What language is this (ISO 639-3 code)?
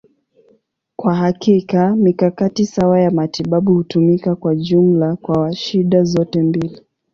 swa